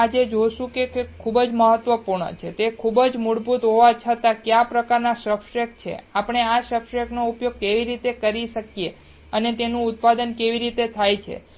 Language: Gujarati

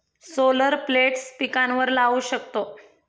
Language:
Marathi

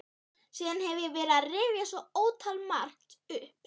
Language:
Icelandic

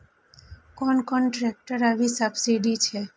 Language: Maithili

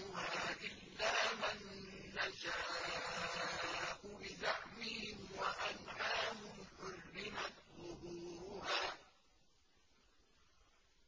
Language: Arabic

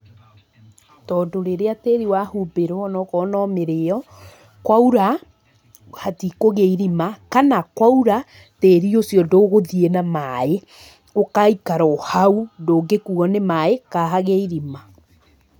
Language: Kikuyu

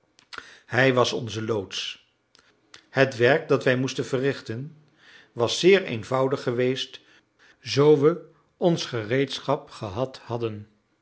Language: Dutch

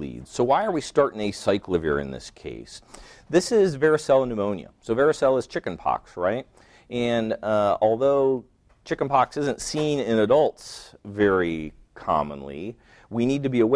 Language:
English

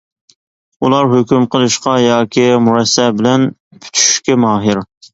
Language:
Uyghur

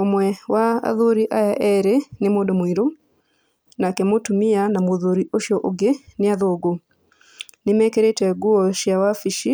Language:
Kikuyu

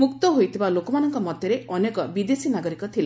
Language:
Odia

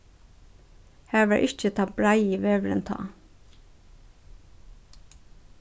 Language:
Faroese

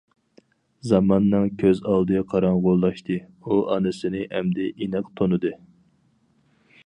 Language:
Uyghur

